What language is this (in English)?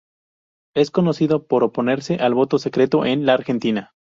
Spanish